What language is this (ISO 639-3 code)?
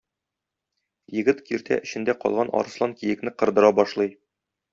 tat